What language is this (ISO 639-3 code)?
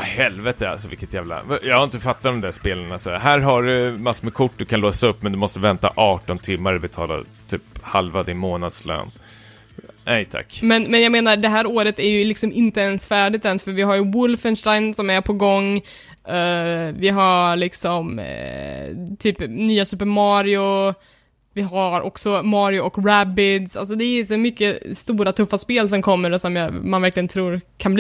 swe